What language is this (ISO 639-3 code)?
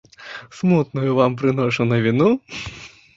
bel